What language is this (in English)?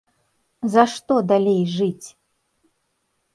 Belarusian